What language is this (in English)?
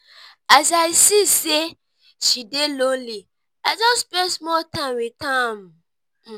Nigerian Pidgin